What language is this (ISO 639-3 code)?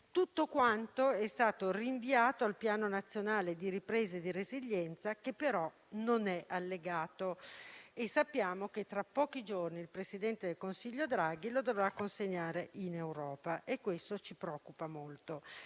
ita